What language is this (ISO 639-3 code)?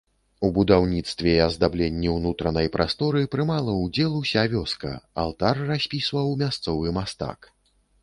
bel